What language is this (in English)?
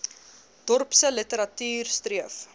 Afrikaans